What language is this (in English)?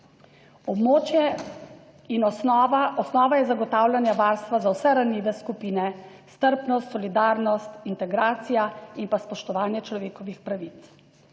Slovenian